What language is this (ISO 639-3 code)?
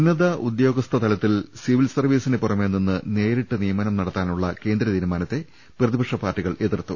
mal